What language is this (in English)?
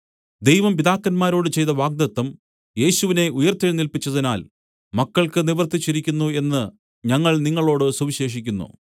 Malayalam